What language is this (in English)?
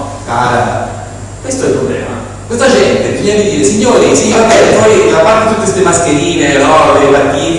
Italian